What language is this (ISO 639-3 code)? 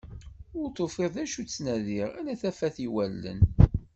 kab